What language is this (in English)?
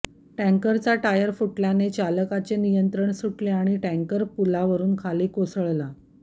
Marathi